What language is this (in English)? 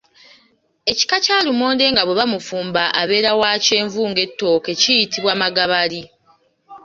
Ganda